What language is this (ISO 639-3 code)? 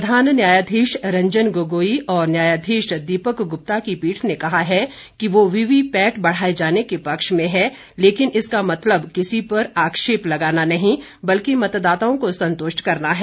hin